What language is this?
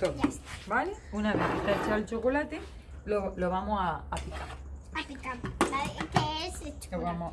Spanish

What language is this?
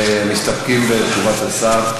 Hebrew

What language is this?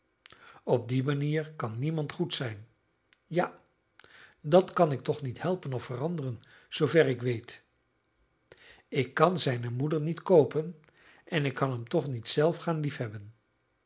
Dutch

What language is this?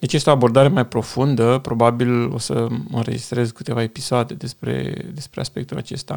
Romanian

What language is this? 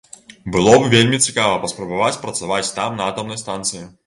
Belarusian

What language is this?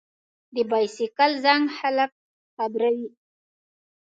Pashto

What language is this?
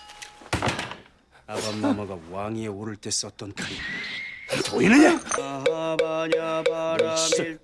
Korean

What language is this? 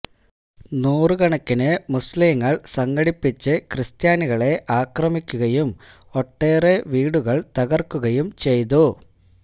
Malayalam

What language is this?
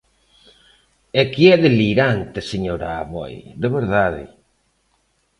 Galician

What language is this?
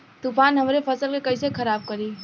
Bhojpuri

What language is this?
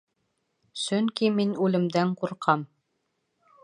Bashkir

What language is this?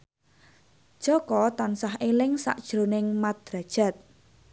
Javanese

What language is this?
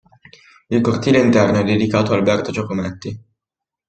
Italian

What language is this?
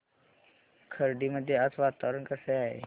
Marathi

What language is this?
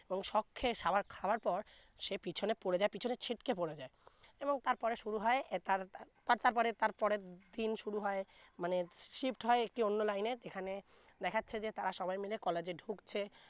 Bangla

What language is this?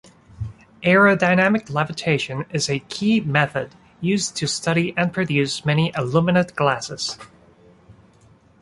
English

